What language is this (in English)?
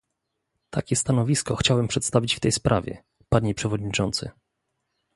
Polish